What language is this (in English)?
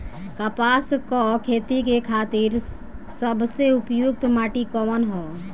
Bhojpuri